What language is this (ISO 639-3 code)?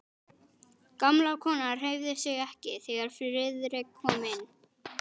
isl